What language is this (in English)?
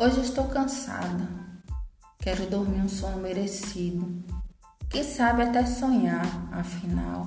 Portuguese